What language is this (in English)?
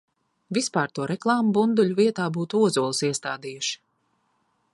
Latvian